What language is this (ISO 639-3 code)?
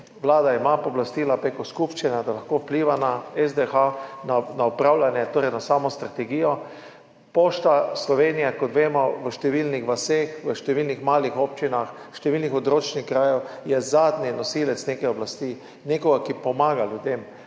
slv